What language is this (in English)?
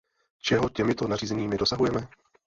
Czech